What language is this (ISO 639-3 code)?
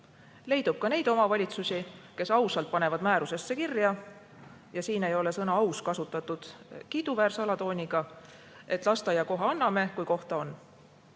est